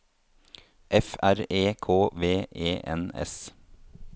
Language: Norwegian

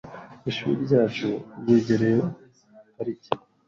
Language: Kinyarwanda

